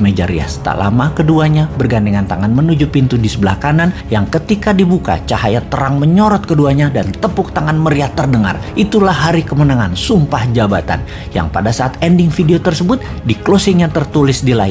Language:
Indonesian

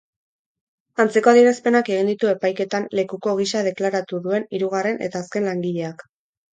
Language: Basque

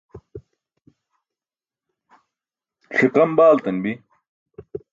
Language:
Burushaski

